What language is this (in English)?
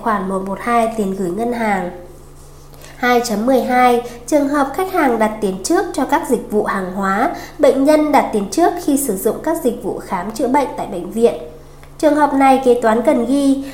Vietnamese